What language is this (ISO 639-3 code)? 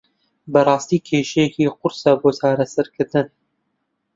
ckb